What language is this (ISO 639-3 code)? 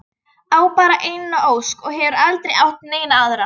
isl